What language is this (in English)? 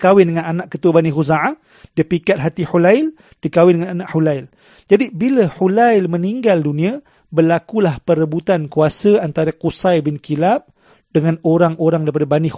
Malay